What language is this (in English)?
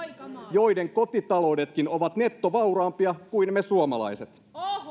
Finnish